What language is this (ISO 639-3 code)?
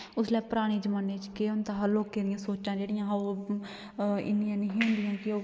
doi